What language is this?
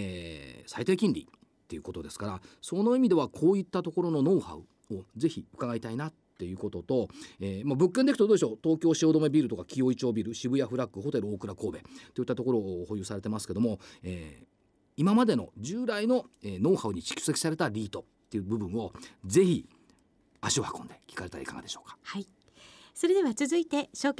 Japanese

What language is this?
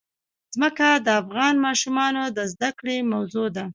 Pashto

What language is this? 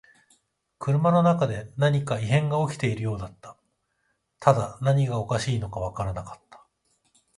Japanese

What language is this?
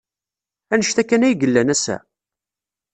Kabyle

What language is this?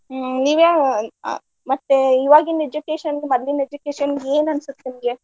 Kannada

